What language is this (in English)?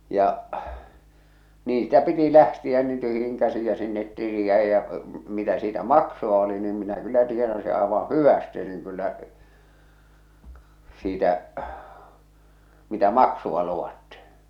Finnish